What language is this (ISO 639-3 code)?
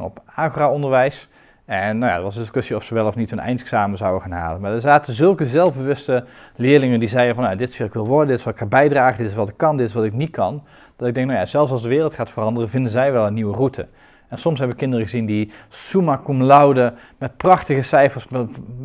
nld